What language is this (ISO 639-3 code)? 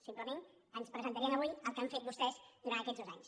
cat